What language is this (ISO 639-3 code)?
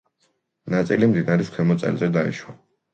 kat